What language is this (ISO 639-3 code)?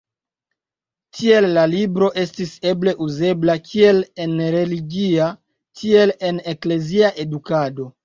epo